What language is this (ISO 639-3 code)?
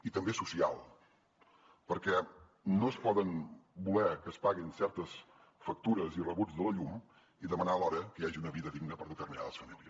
cat